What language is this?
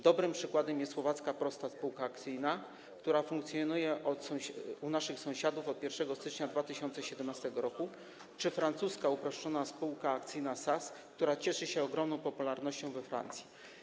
Polish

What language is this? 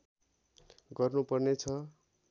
Nepali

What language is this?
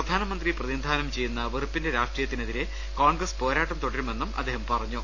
Malayalam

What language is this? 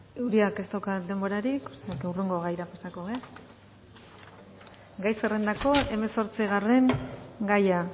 Basque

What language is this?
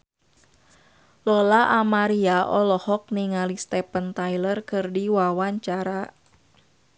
Sundanese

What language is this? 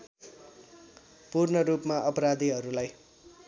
Nepali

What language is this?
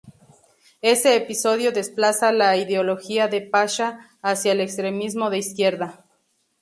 Spanish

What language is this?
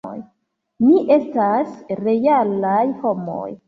Esperanto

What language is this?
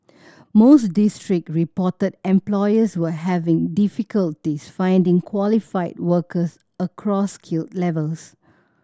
English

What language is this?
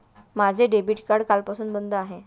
Marathi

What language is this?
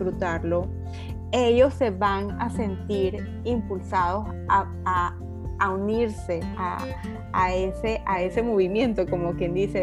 Spanish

